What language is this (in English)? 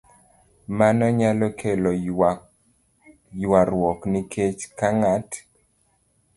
Luo (Kenya and Tanzania)